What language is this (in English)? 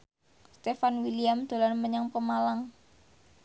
Javanese